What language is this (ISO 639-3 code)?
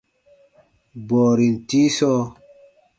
bba